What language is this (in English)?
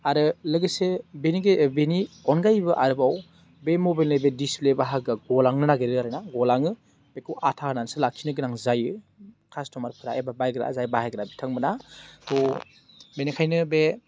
Bodo